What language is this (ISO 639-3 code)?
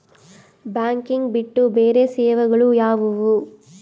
kan